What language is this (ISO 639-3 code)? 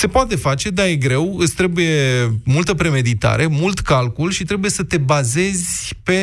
ron